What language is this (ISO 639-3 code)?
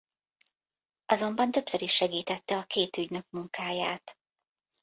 hun